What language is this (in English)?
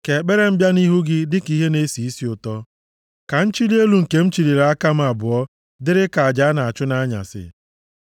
Igbo